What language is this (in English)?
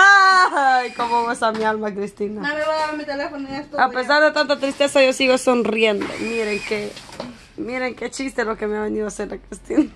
Spanish